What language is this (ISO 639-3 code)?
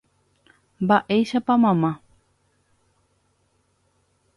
grn